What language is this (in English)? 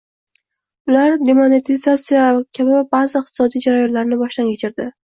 Uzbek